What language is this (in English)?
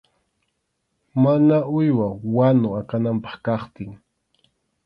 Arequipa-La Unión Quechua